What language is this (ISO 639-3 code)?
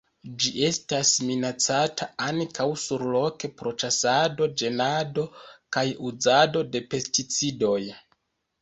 epo